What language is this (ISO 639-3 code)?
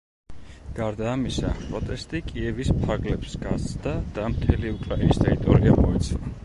kat